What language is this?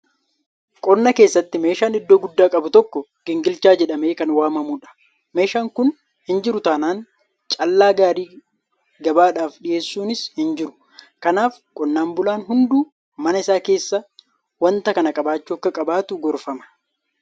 Oromo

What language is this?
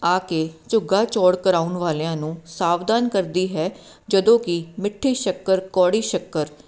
Punjabi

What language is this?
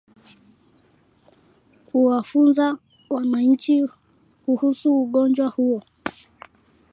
Swahili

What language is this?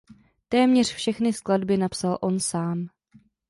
Czech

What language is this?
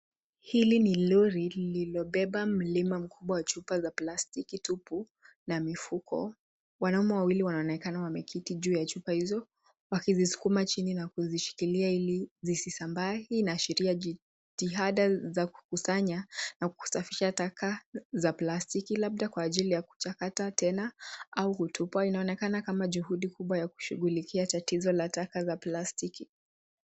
Swahili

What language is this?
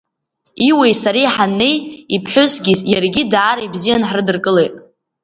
Abkhazian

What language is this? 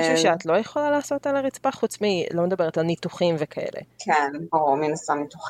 Hebrew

